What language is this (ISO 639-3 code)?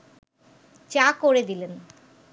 ben